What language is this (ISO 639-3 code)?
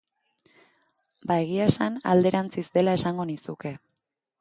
eus